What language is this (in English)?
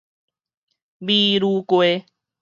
Min Nan Chinese